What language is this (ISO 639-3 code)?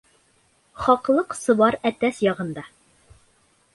bak